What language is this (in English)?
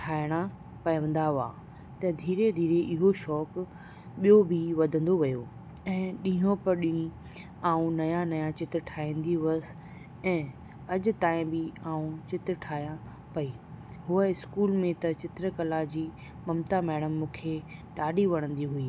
Sindhi